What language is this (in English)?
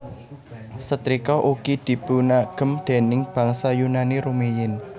Javanese